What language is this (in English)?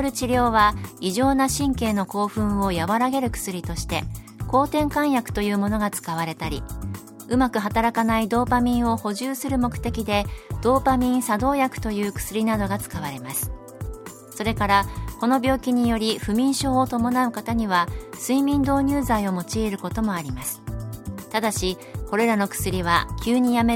Japanese